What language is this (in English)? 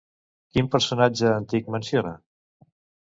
Catalan